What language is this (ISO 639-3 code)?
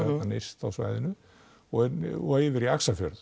isl